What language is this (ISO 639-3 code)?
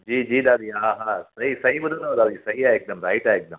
snd